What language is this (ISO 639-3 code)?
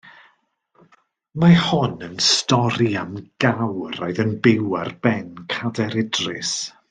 cym